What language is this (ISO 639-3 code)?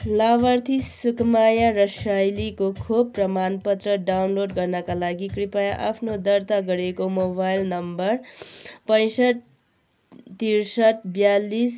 nep